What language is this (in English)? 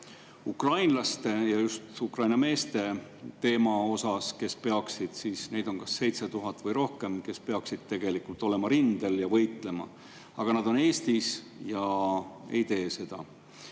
Estonian